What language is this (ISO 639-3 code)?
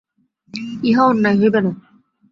ben